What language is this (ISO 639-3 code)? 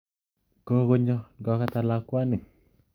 kln